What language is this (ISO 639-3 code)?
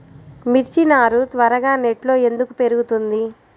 tel